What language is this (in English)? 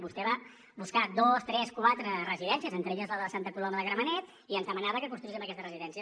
Catalan